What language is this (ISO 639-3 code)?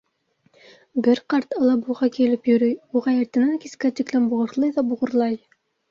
bak